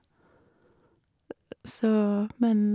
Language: Norwegian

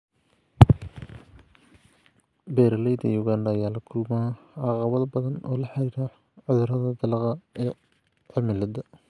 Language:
Somali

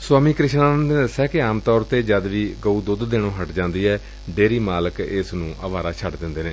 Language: Punjabi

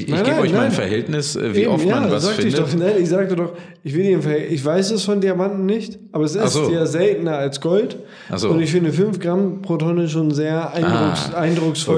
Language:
German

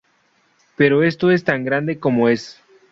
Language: Spanish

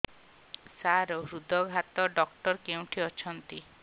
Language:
Odia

